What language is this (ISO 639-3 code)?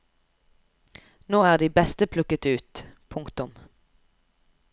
nor